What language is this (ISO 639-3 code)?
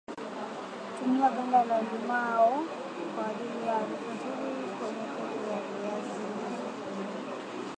swa